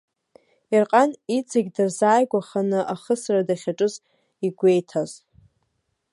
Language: Abkhazian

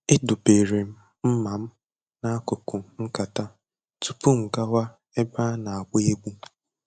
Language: Igbo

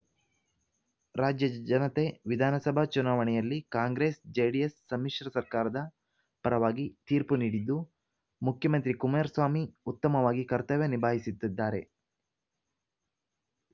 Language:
Kannada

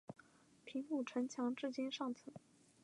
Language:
Chinese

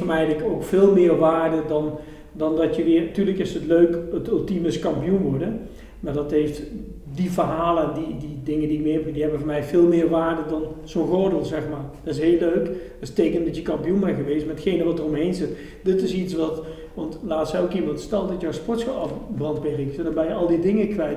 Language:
Dutch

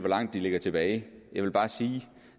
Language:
Danish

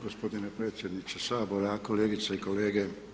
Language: Croatian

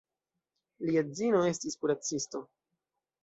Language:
Esperanto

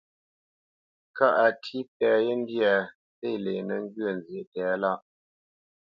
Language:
Bamenyam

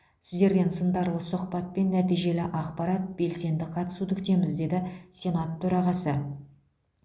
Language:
Kazakh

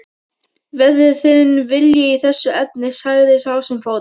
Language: Icelandic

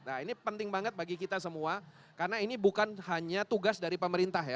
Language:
Indonesian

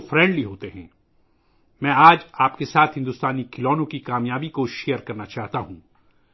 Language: Urdu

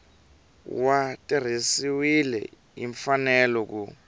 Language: Tsonga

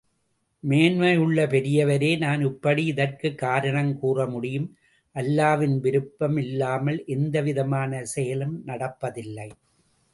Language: Tamil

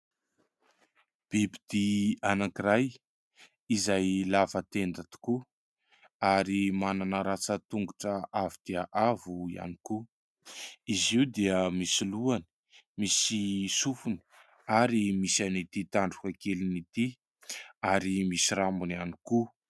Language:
Malagasy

